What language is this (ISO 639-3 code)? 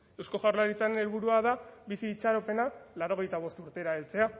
eus